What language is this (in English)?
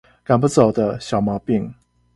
Chinese